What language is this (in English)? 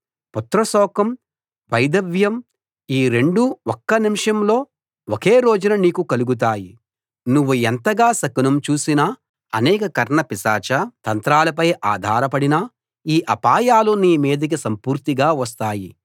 Telugu